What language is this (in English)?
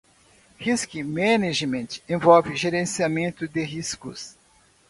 Portuguese